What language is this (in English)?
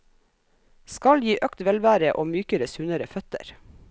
Norwegian